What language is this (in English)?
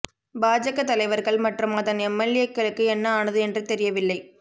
Tamil